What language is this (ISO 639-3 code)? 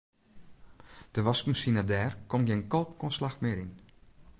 fry